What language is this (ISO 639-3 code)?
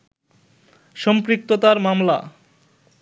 ben